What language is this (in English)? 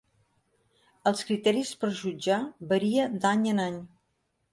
Catalan